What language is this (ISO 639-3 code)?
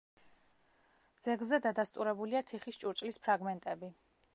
kat